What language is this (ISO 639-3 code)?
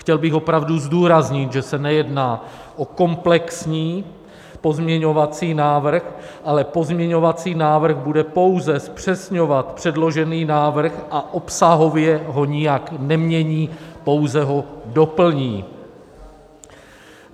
ces